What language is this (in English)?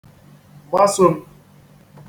Igbo